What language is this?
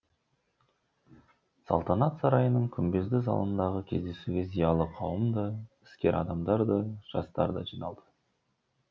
Kazakh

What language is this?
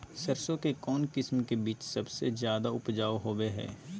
Magahi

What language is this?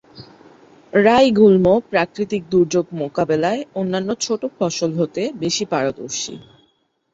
Bangla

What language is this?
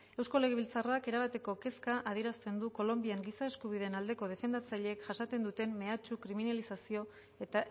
Basque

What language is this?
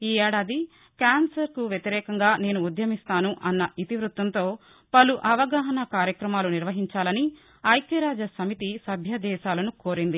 Telugu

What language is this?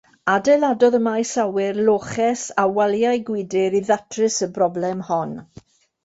Welsh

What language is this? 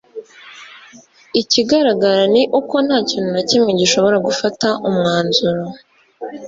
Kinyarwanda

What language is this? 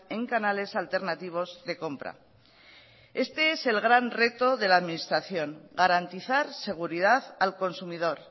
Spanish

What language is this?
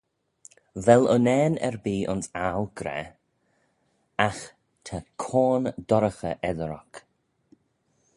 Manx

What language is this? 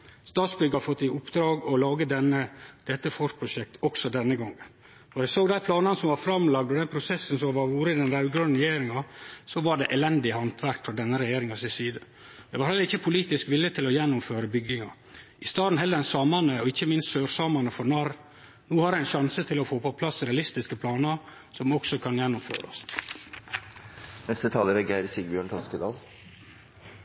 Norwegian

